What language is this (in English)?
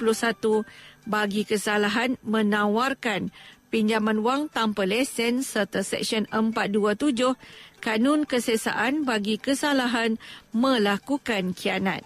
Malay